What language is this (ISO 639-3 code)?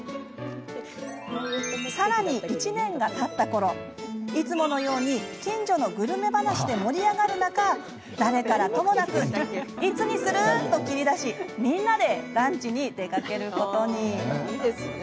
jpn